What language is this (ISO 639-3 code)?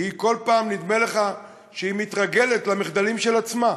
heb